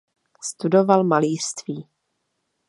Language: Czech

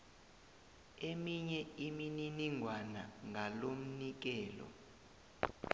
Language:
South Ndebele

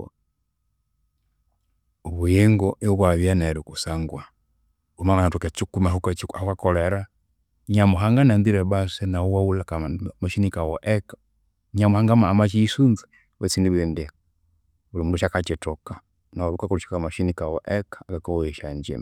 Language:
Konzo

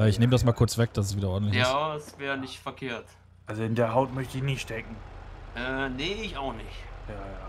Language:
German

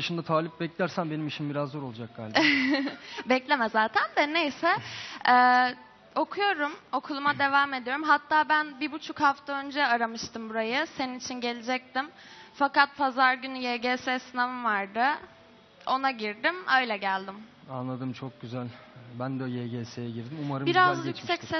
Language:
Turkish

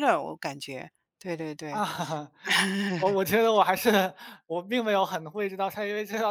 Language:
Chinese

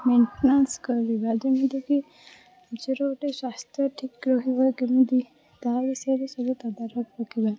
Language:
Odia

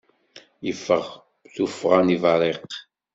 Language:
Kabyle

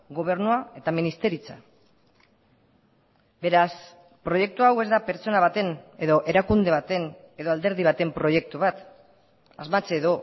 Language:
Basque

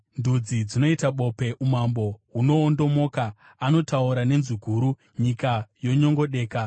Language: Shona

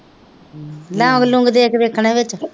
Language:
Punjabi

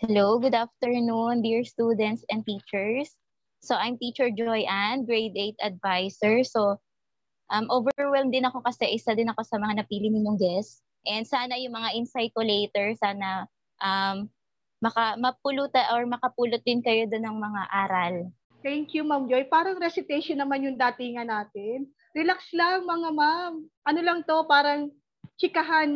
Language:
Filipino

